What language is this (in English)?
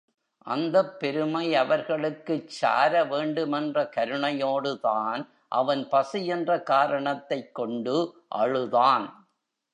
Tamil